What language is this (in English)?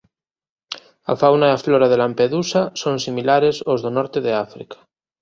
Galician